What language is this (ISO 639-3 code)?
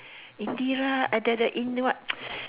eng